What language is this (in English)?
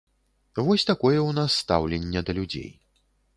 Belarusian